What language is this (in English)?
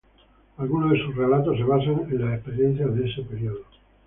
Spanish